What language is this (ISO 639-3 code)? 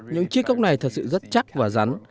vie